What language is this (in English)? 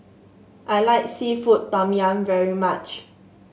English